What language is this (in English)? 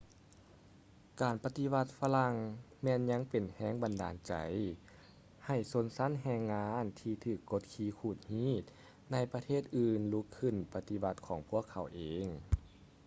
Lao